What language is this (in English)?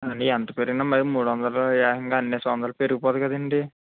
Telugu